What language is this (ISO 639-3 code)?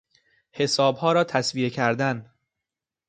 fas